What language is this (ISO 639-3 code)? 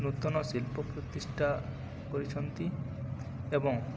ori